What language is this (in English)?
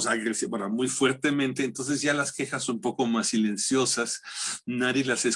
Spanish